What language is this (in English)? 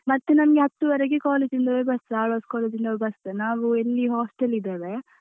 Kannada